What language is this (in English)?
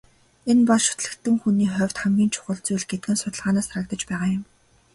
Mongolian